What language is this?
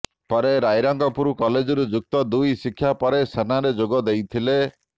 Odia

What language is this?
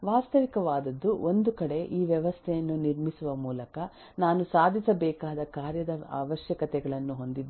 Kannada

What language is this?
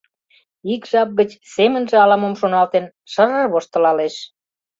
Mari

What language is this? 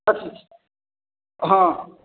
Maithili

